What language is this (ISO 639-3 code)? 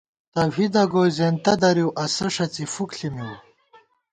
gwt